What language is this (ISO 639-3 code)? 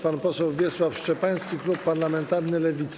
pol